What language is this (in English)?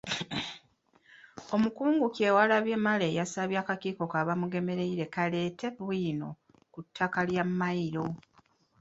Ganda